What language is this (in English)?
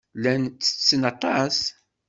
Kabyle